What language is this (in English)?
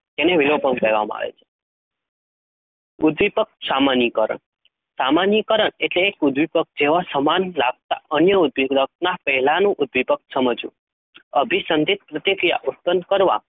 Gujarati